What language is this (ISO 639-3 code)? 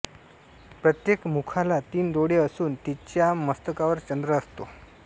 mar